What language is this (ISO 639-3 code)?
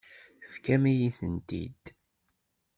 kab